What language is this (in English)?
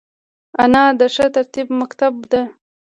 Pashto